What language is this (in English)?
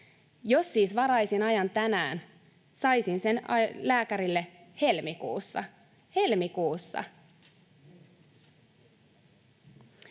Finnish